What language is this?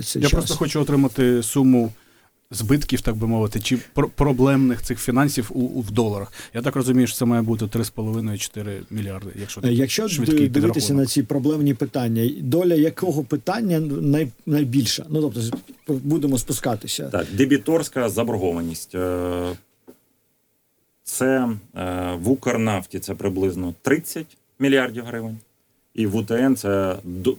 Ukrainian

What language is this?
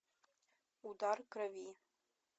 Russian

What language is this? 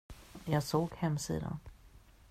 Swedish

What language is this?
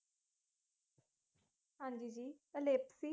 Punjabi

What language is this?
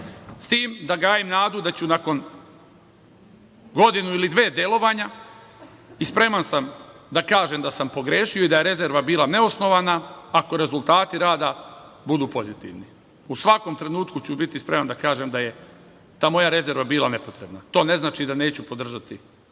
Serbian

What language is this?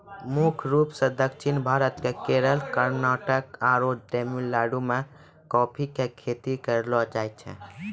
Maithili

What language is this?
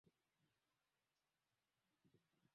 Swahili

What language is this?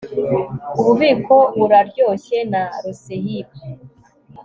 Kinyarwanda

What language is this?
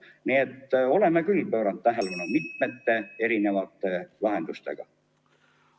Estonian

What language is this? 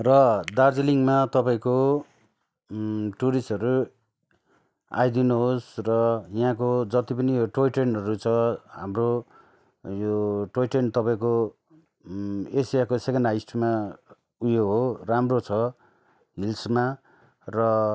Nepali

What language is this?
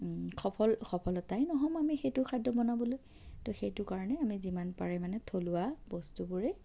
Assamese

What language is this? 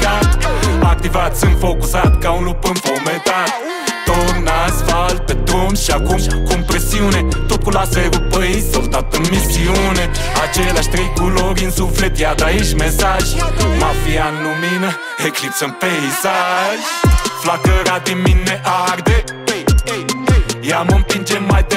Polish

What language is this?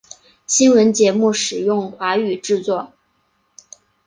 Chinese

